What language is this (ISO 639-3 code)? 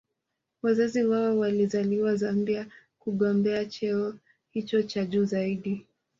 swa